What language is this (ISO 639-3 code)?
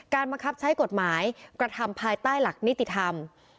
tha